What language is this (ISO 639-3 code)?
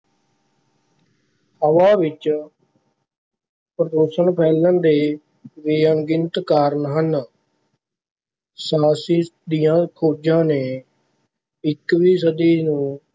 pan